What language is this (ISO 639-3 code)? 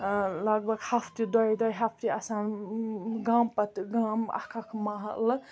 kas